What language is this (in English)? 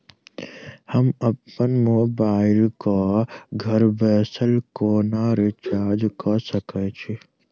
Maithili